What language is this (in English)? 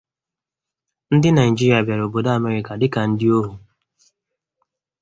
Igbo